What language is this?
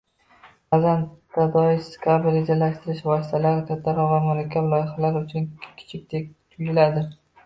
Uzbek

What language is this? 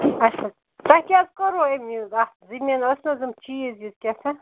Kashmiri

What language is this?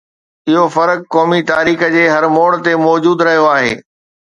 Sindhi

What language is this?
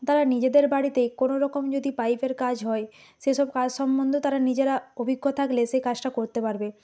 Bangla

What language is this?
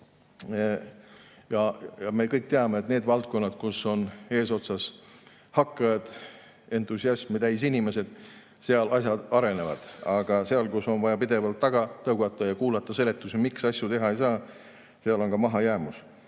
Estonian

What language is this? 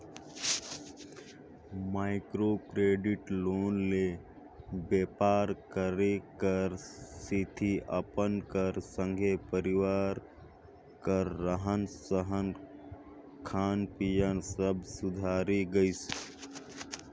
Chhattisgarhi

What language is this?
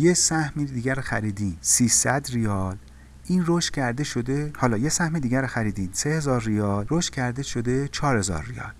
Persian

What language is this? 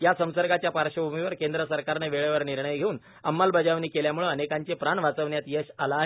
Marathi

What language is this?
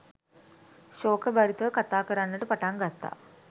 Sinhala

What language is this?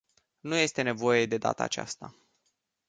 Romanian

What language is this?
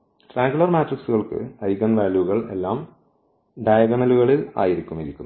Malayalam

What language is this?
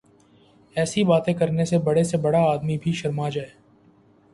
Urdu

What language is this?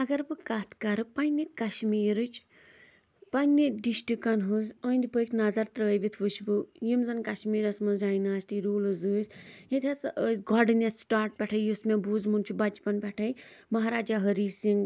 Kashmiri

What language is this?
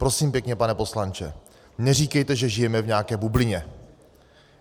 Czech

